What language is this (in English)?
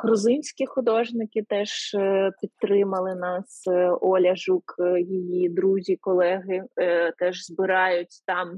Ukrainian